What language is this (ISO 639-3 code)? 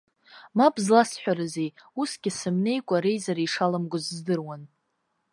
abk